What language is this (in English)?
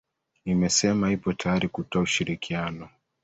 Swahili